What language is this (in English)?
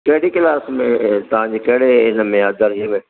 Sindhi